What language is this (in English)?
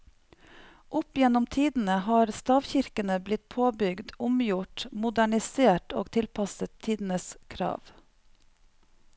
Norwegian